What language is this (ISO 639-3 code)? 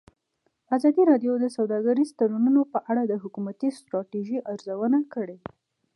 pus